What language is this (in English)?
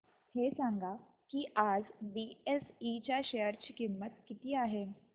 Marathi